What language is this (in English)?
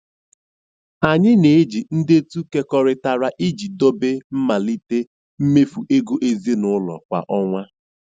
Igbo